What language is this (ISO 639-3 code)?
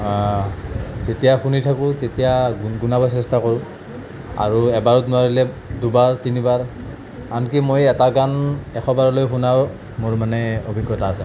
asm